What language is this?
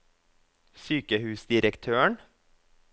Norwegian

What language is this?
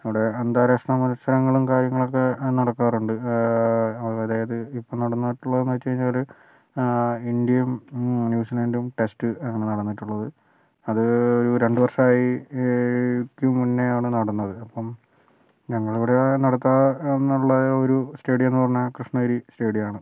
Malayalam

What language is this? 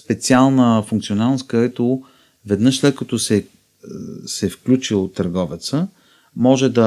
Bulgarian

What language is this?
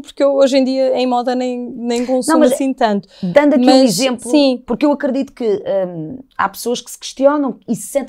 Portuguese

